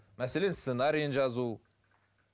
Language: Kazakh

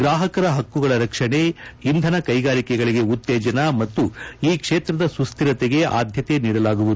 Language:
Kannada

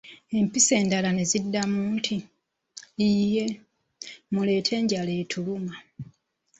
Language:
Ganda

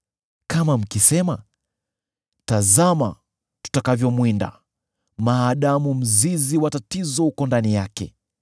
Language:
Swahili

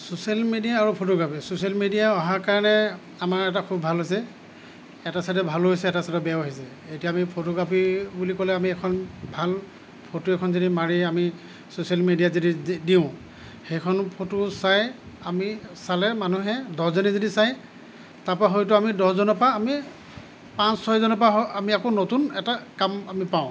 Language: Assamese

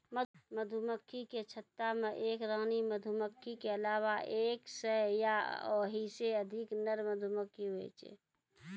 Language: Maithili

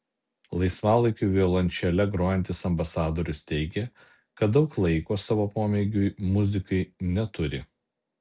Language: Lithuanian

